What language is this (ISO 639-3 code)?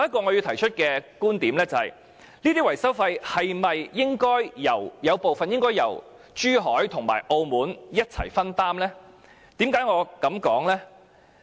yue